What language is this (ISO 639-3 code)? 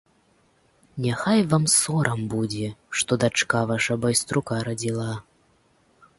bel